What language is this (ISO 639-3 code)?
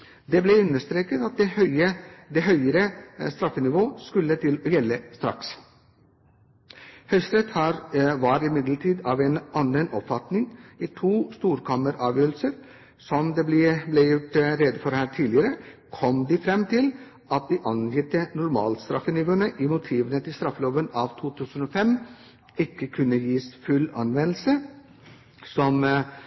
nob